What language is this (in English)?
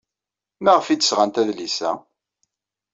Kabyle